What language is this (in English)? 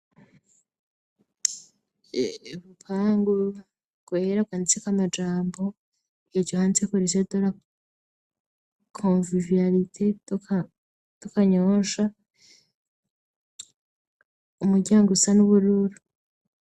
Rundi